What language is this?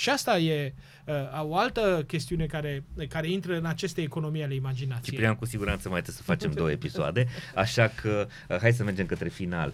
Romanian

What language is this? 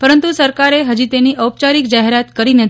Gujarati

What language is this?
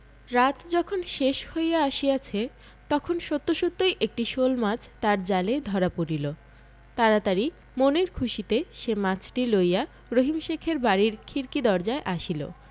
Bangla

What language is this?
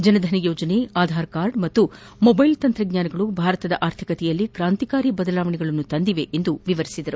Kannada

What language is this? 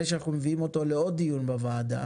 Hebrew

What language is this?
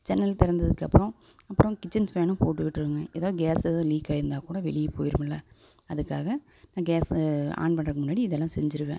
Tamil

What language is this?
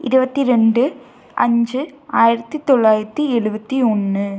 Tamil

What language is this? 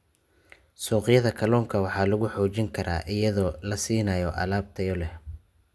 Somali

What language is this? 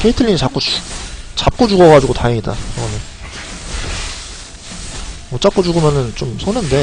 Korean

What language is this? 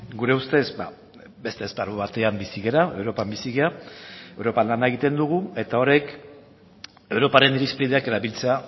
Basque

